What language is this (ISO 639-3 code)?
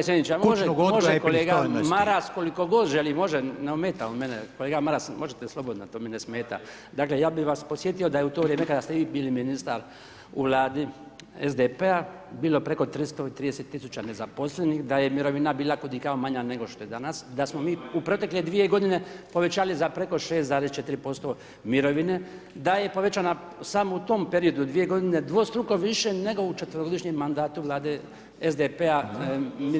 hrv